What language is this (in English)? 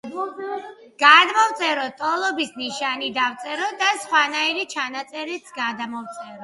Georgian